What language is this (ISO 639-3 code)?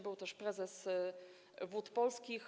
pol